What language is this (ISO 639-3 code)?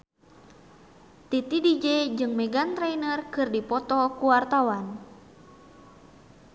sun